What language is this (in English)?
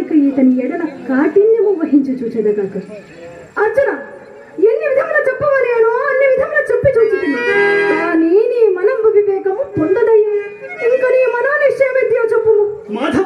Arabic